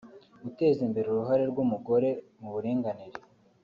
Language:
Kinyarwanda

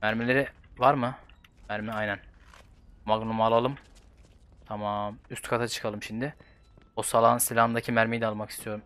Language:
Turkish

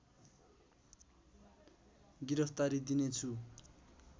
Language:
Nepali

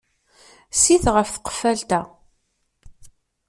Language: Kabyle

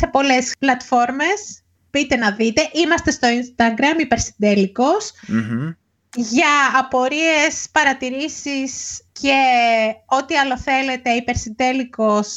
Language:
Greek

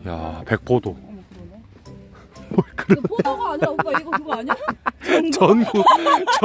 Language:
Korean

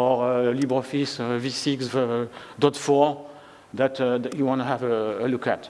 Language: English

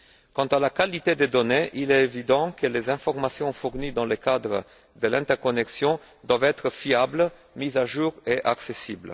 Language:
French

